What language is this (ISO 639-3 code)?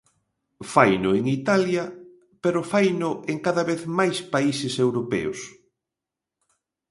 glg